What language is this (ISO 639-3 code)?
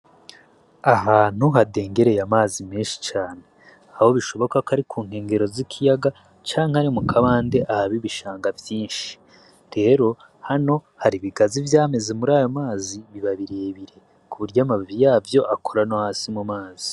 run